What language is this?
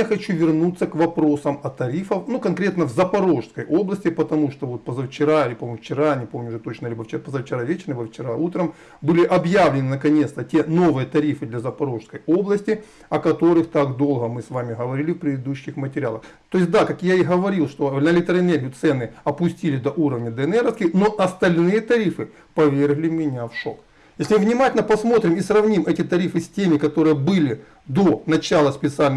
Russian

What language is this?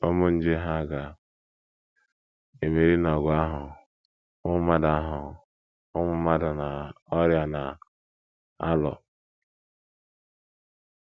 Igbo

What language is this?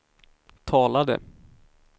Swedish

